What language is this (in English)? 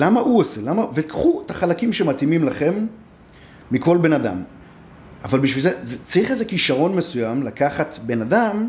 Hebrew